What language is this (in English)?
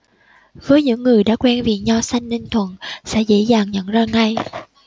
Vietnamese